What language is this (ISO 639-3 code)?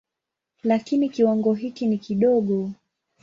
swa